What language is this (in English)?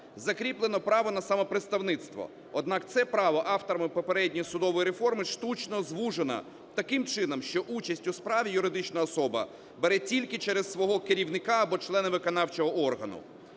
Ukrainian